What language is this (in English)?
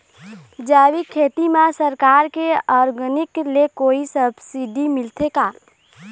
Chhattisgarhi